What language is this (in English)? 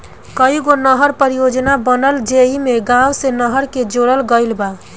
Bhojpuri